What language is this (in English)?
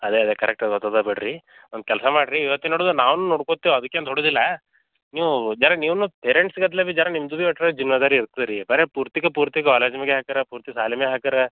Kannada